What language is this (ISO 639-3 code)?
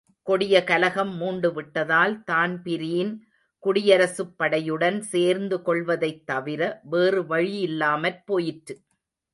tam